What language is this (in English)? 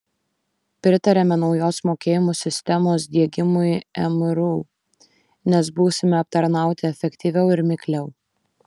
Lithuanian